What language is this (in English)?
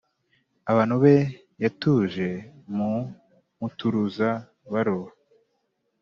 Kinyarwanda